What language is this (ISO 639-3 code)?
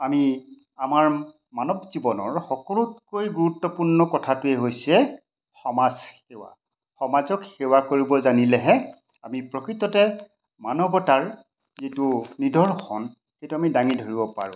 asm